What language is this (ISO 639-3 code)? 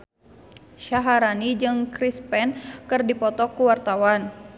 sun